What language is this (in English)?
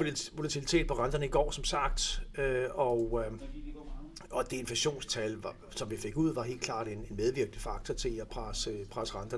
Danish